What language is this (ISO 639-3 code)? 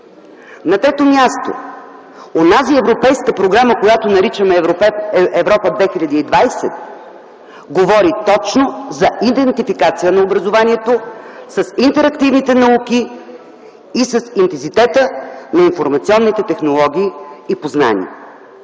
bul